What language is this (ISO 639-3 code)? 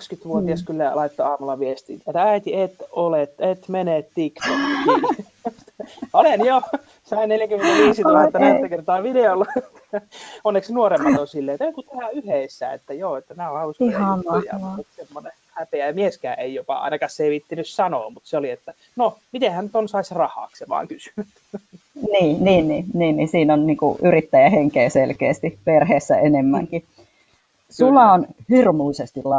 fin